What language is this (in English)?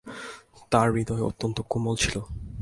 Bangla